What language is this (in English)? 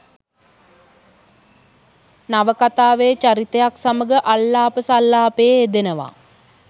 Sinhala